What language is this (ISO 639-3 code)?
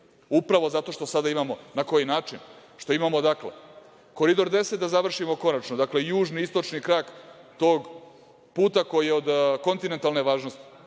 srp